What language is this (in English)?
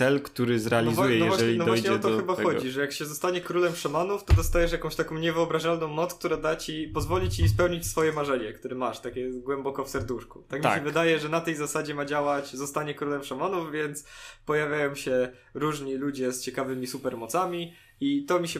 Polish